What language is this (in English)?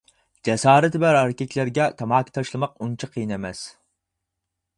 Uyghur